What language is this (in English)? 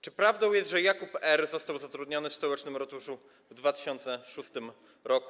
Polish